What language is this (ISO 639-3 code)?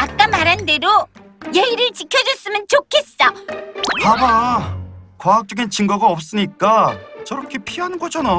kor